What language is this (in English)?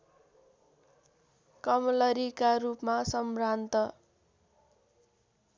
Nepali